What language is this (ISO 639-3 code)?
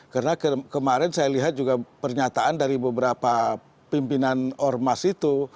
ind